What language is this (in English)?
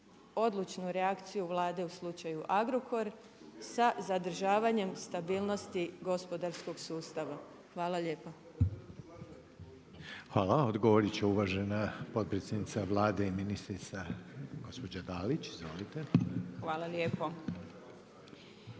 Croatian